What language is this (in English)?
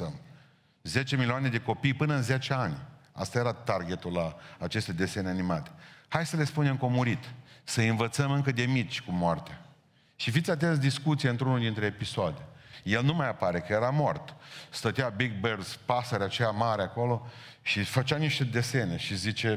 Romanian